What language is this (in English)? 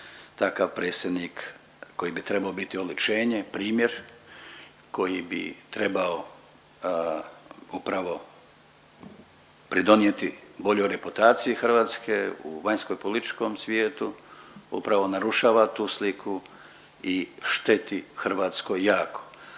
Croatian